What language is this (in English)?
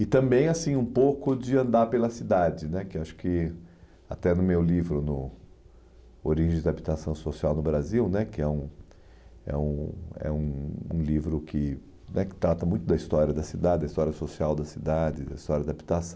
Portuguese